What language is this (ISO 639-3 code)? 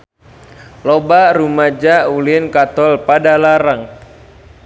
sun